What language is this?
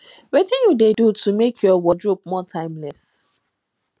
Nigerian Pidgin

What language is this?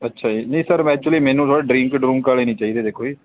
Punjabi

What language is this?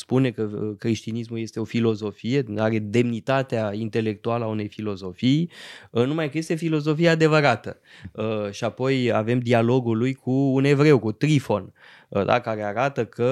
Romanian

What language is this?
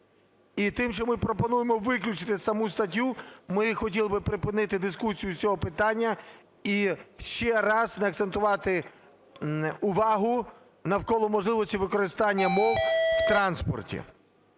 Ukrainian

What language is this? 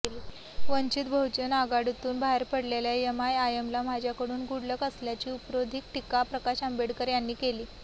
Marathi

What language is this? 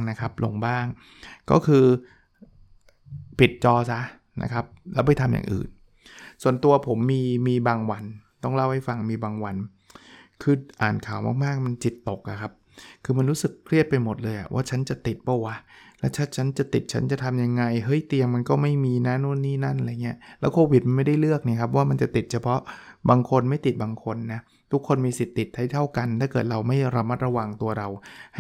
Thai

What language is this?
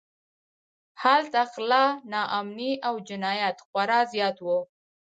Pashto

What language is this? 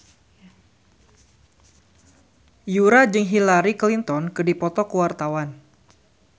Sundanese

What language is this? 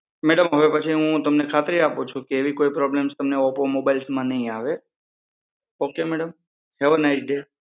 Gujarati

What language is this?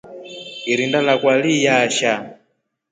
Rombo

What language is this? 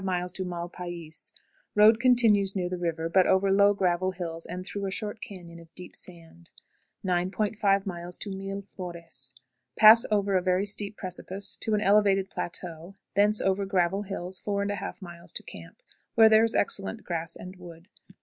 English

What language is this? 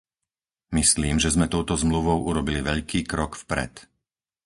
Slovak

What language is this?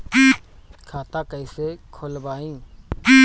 Bhojpuri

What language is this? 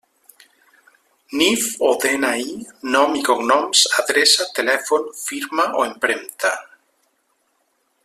Catalan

